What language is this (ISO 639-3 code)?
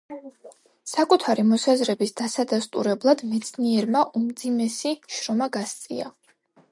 kat